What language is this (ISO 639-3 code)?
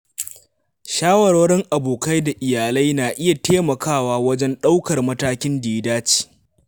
hau